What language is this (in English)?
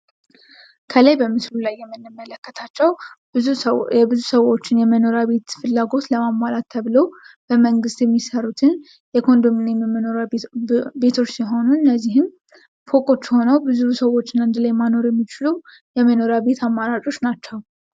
Amharic